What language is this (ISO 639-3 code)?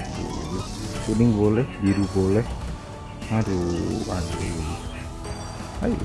ind